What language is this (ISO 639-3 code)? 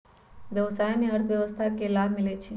mag